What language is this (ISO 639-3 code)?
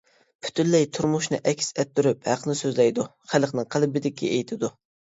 uig